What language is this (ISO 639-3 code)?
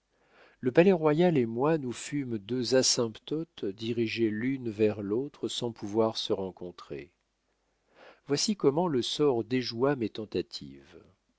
fra